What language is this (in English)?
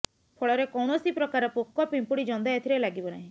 Odia